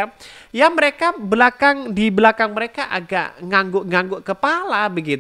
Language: Indonesian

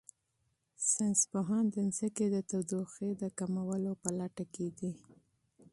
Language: Pashto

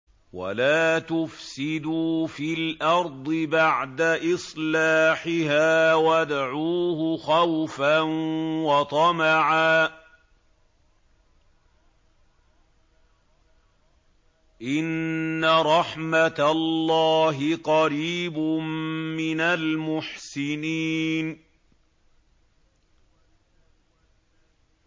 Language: Arabic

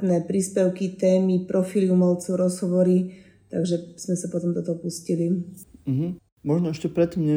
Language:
Slovak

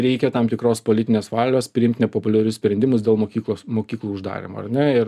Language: Lithuanian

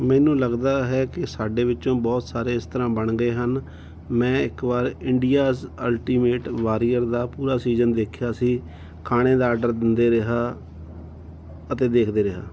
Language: Punjabi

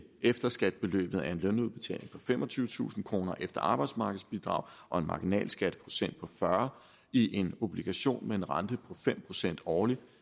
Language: Danish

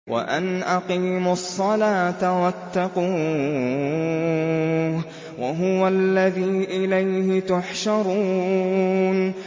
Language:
Arabic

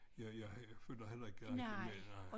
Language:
Danish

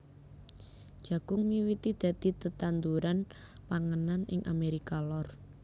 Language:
Javanese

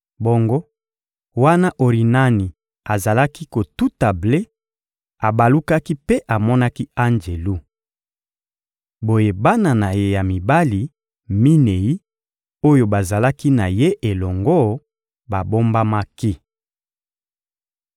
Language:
Lingala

